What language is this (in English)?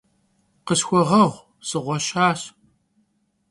Kabardian